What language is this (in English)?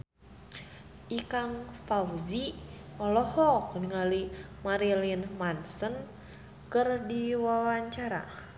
Sundanese